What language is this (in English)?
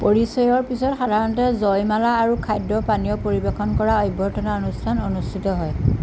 Assamese